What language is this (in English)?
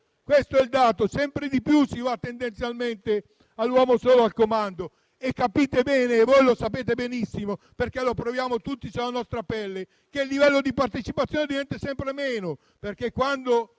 Italian